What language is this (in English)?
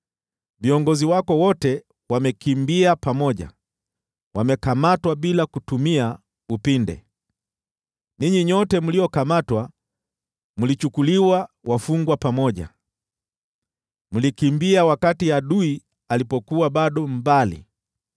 Swahili